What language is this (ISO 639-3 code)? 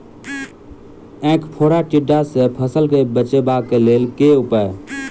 mai